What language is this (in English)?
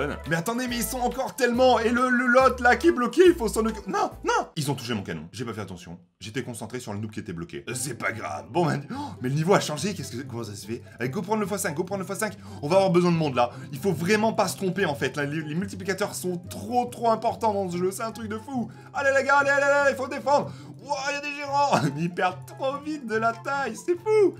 French